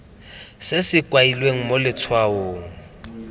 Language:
Tswana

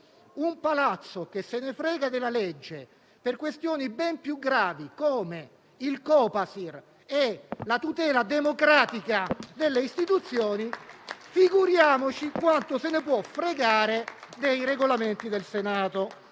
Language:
Italian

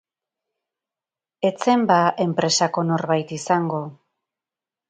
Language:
Basque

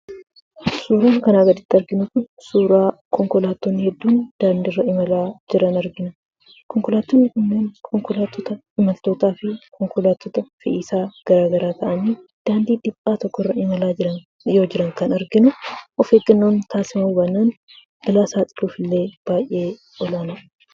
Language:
Oromo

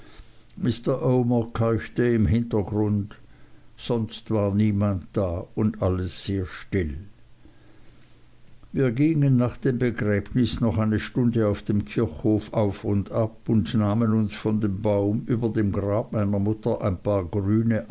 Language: German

